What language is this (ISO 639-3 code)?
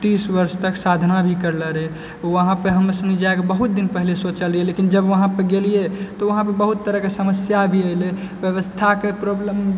mai